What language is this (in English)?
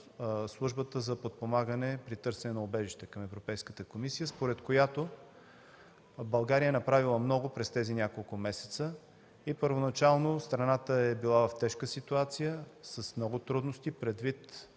Bulgarian